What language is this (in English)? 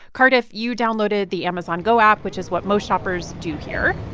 English